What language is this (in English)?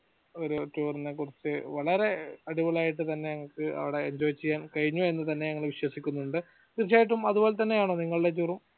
Malayalam